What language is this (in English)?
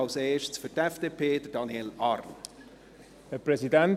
Swiss German